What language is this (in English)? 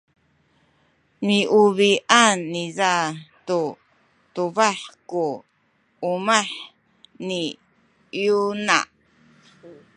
Sakizaya